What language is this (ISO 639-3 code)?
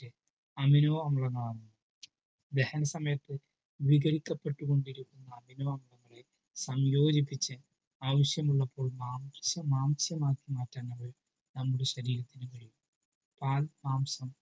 mal